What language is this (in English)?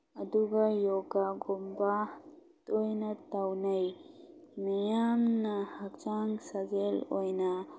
Manipuri